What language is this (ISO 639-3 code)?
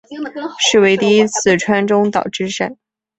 zho